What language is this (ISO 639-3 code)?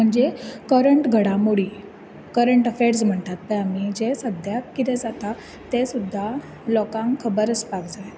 kok